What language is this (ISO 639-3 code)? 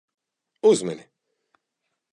lav